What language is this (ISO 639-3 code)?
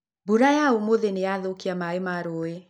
kik